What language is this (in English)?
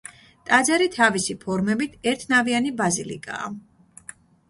Georgian